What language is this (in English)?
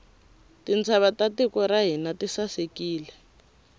Tsonga